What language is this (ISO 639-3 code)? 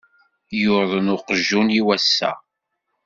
kab